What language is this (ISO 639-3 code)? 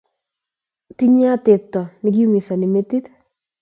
kln